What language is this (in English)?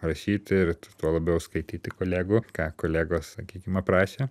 Lithuanian